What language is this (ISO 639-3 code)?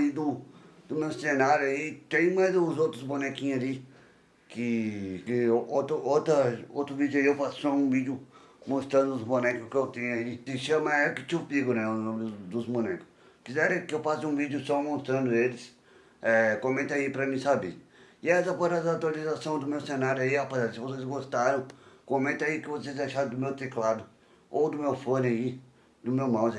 por